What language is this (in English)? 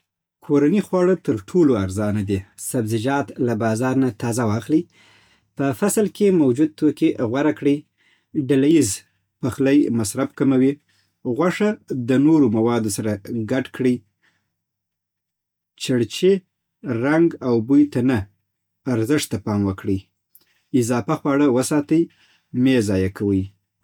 Southern Pashto